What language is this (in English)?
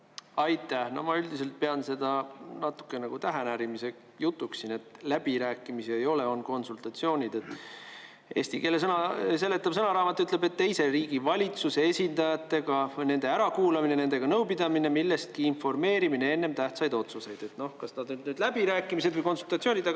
Estonian